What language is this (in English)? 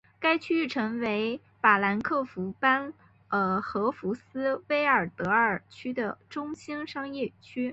Chinese